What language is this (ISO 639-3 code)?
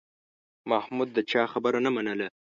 pus